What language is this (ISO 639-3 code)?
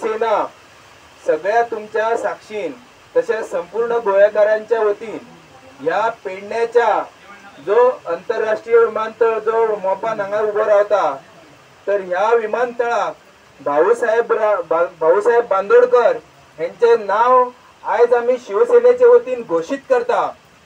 kor